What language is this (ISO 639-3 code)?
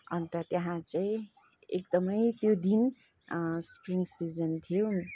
nep